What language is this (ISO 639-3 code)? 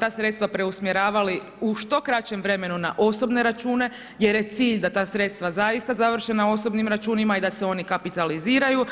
hrv